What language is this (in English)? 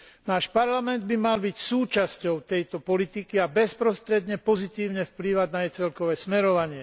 Slovak